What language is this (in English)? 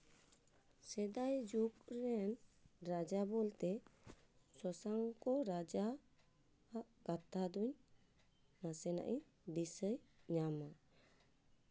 Santali